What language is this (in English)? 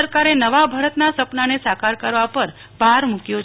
Gujarati